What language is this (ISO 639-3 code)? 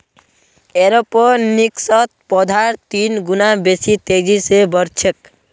mag